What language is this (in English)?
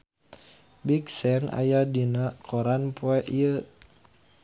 Sundanese